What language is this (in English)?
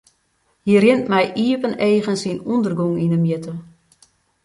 Western Frisian